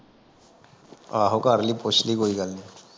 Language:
Punjabi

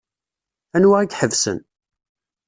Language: Kabyle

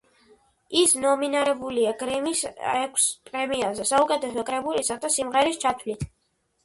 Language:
Georgian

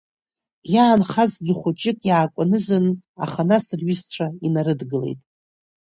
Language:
Abkhazian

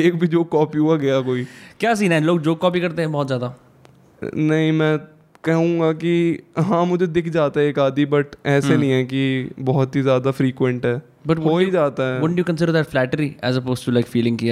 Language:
Hindi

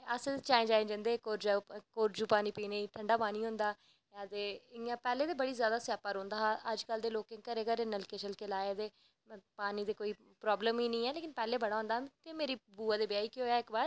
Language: Dogri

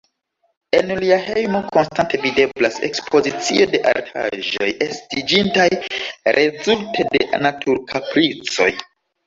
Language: Esperanto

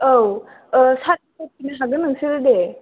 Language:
Bodo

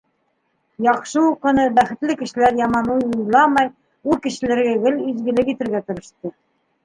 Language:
Bashkir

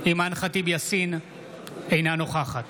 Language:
Hebrew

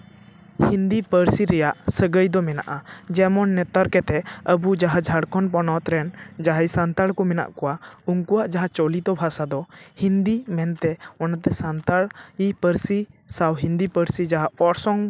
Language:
Santali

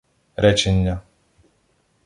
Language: Ukrainian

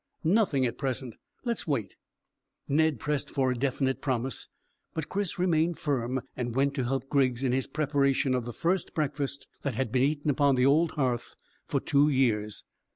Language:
English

